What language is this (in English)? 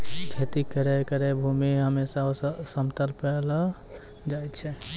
Maithili